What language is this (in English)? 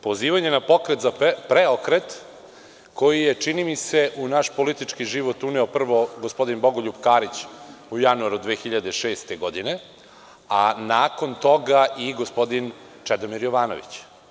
Serbian